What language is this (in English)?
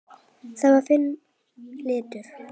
Icelandic